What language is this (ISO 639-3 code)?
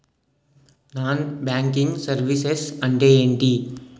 tel